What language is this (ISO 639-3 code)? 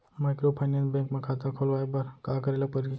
hne